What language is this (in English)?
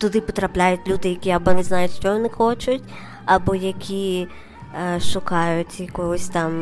Ukrainian